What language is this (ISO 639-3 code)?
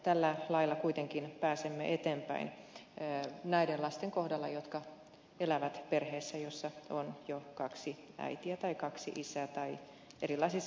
fin